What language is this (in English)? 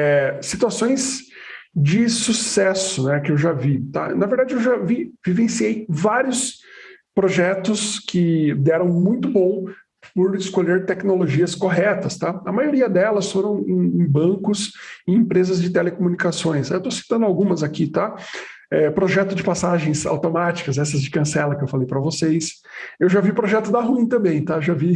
Portuguese